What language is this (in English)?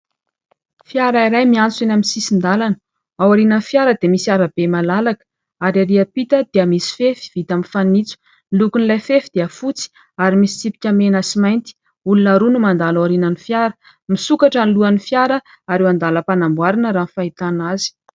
Malagasy